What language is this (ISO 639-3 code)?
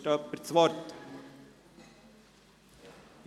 gsw